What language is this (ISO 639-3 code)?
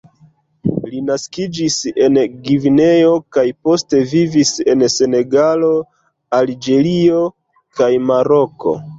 epo